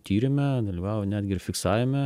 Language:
Lithuanian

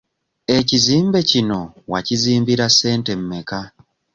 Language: Ganda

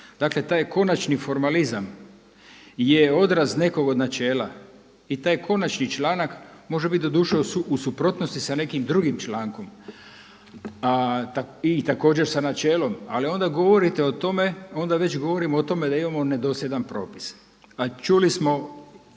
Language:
Croatian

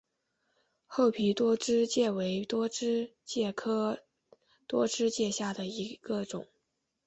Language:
Chinese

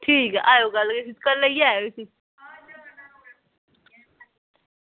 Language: Dogri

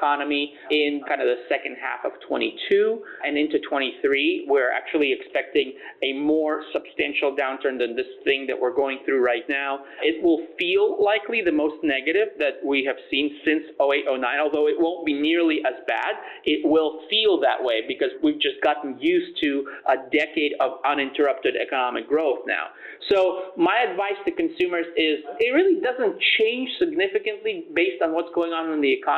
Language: English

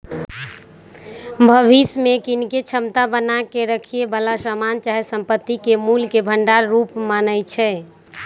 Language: Magahi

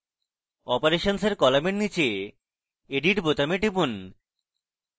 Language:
Bangla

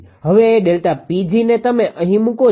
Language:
Gujarati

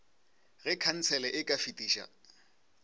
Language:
Northern Sotho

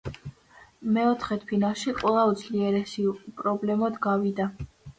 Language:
Georgian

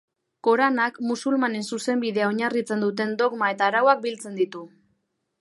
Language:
Basque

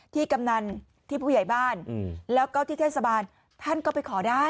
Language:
Thai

